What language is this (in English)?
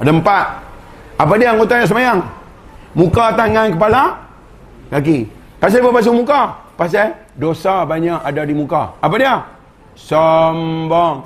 Malay